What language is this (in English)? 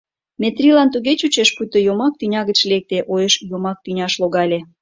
Mari